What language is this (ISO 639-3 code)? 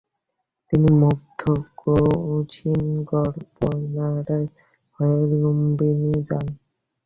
ben